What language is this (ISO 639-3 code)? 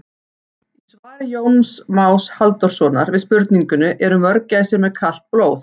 isl